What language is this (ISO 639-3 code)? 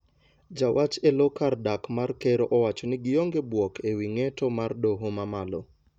luo